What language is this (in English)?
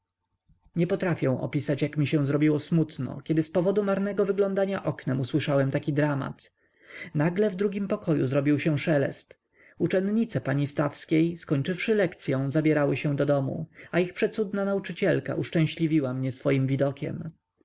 Polish